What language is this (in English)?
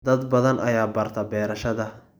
Somali